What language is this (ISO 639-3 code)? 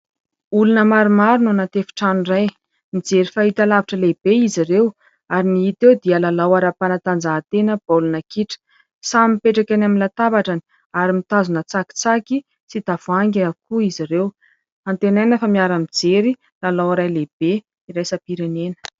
mlg